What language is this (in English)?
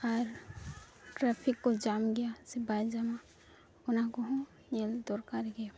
Santali